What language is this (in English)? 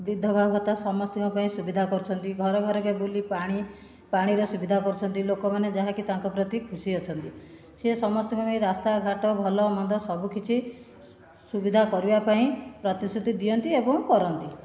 Odia